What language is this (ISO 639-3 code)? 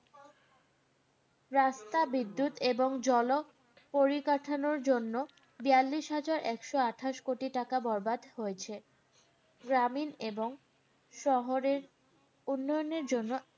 ben